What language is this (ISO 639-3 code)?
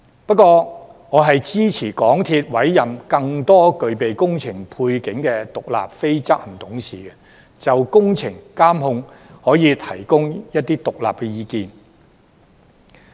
yue